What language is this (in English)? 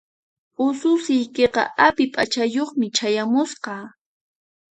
Puno Quechua